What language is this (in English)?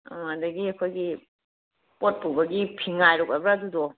Manipuri